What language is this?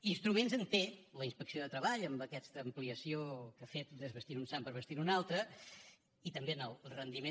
Catalan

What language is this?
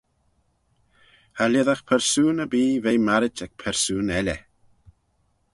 Manx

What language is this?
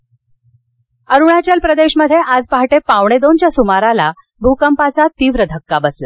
Marathi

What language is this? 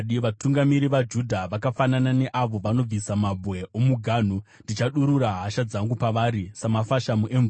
Shona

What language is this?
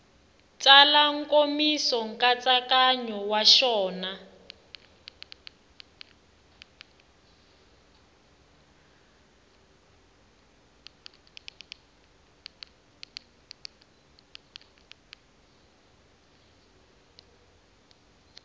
Tsonga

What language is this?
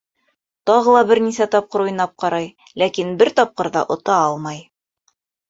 Bashkir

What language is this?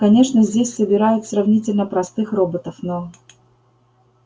Russian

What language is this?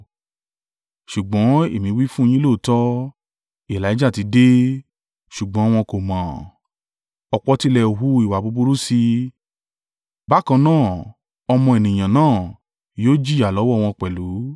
Yoruba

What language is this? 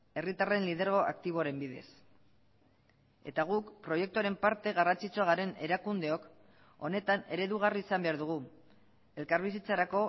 Basque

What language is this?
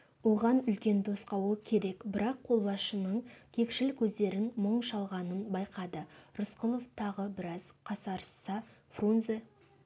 Kazakh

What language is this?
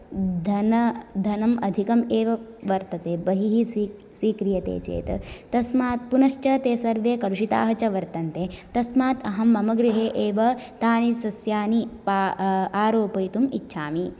Sanskrit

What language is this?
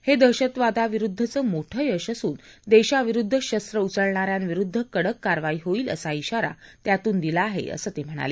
Marathi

